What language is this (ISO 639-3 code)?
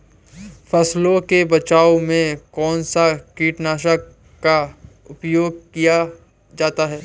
hin